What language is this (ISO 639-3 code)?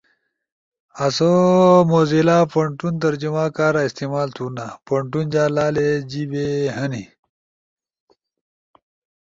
ush